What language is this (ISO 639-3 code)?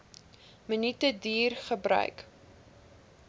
afr